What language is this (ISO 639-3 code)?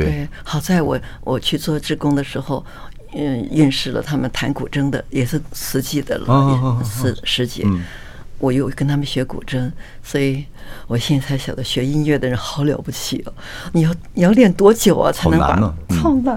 zho